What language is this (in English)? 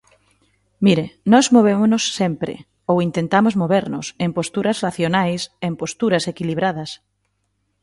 Galician